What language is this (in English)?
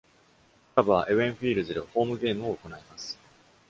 Japanese